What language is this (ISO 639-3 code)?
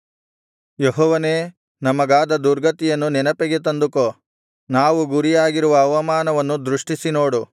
kan